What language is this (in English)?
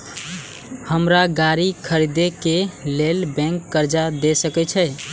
Maithili